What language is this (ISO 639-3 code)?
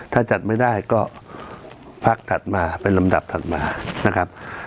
tha